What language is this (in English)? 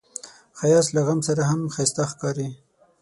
Pashto